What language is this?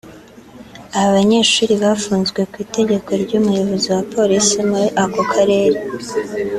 Kinyarwanda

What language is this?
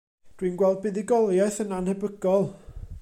Welsh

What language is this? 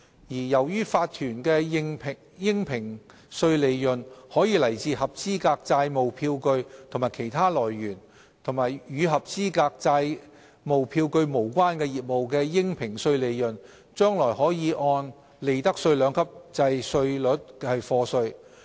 Cantonese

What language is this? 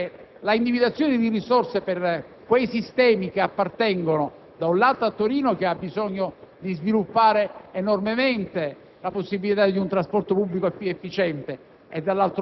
Italian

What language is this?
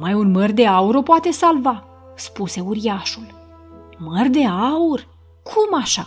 Romanian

